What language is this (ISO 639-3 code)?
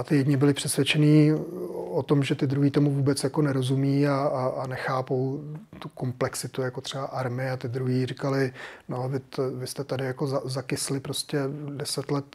ces